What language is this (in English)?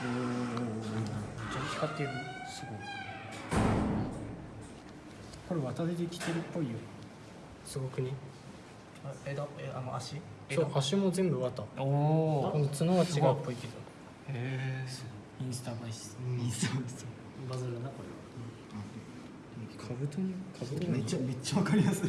Japanese